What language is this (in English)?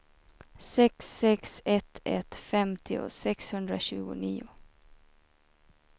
Swedish